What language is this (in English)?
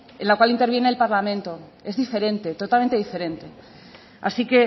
Spanish